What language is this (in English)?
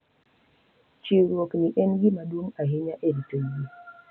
Luo (Kenya and Tanzania)